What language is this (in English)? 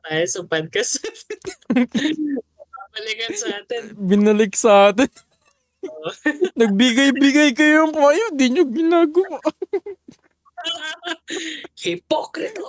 Filipino